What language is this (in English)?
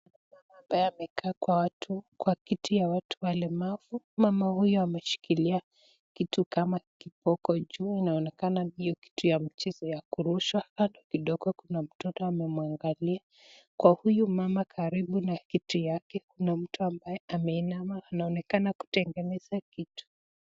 Swahili